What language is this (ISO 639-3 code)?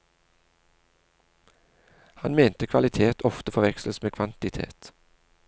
nor